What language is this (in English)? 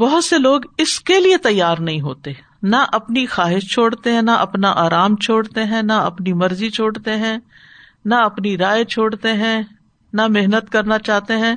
Urdu